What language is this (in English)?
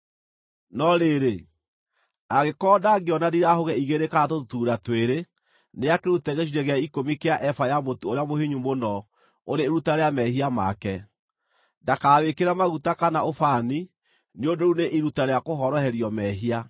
Kikuyu